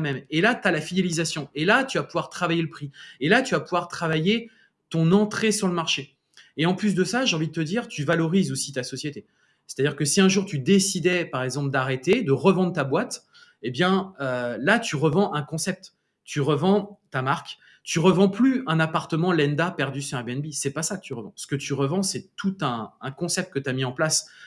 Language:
French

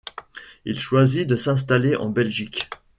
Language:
French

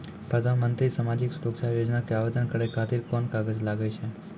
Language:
Maithili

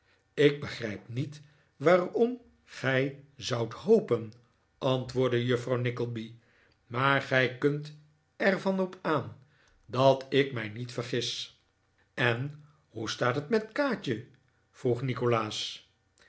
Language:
Dutch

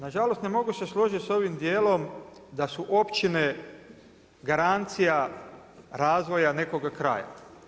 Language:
Croatian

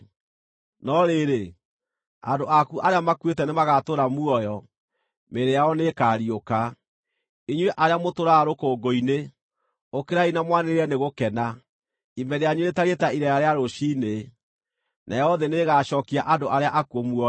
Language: Kikuyu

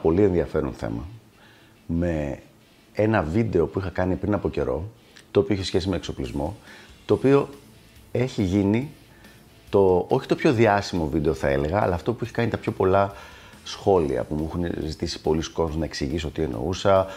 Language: Greek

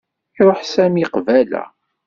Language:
Kabyle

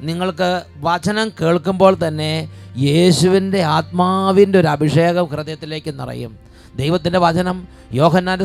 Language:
Malayalam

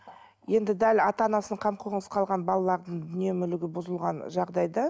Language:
Kazakh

